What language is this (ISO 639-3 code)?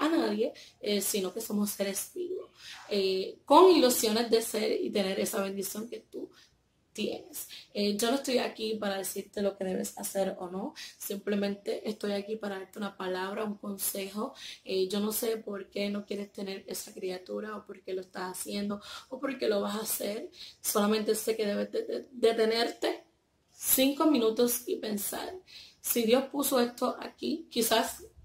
spa